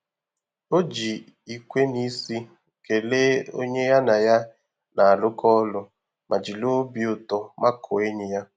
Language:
Igbo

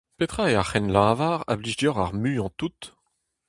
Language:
Breton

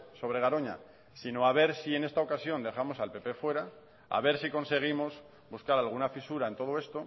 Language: Spanish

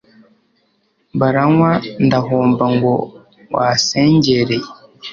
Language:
Kinyarwanda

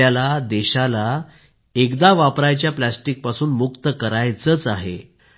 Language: Marathi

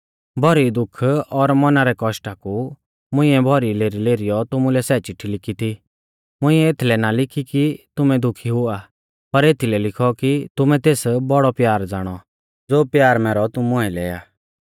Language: Mahasu Pahari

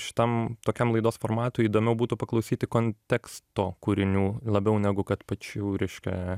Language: Lithuanian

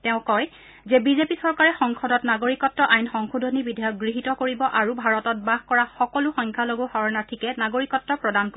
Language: Assamese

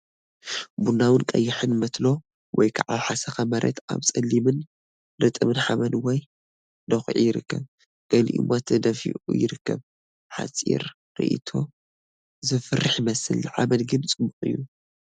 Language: Tigrinya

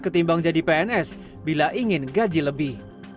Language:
Indonesian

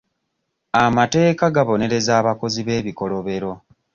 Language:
Ganda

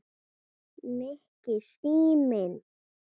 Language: Icelandic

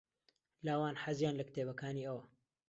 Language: Central Kurdish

